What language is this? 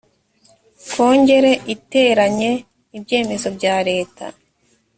Kinyarwanda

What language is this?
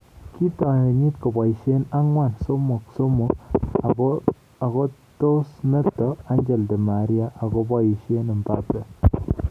Kalenjin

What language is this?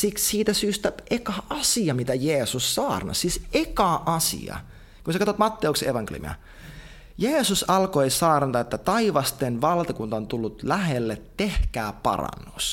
Finnish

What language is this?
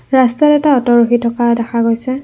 Assamese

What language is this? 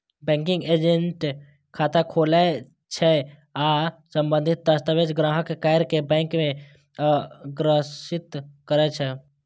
Maithili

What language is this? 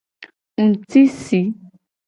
Gen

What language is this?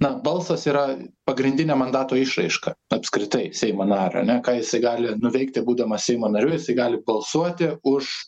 Lithuanian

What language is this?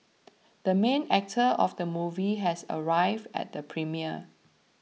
English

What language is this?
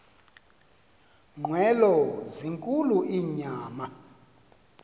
Xhosa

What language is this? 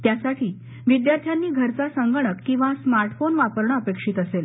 Marathi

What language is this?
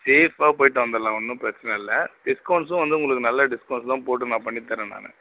Tamil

